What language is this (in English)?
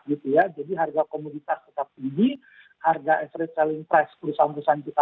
Indonesian